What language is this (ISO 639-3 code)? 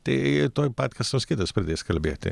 lit